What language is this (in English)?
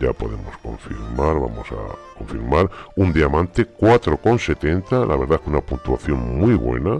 Spanish